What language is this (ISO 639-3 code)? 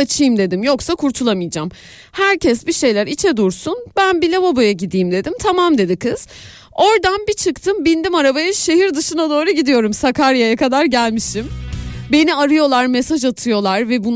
tur